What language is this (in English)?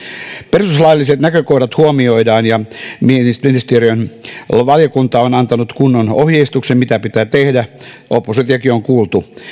Finnish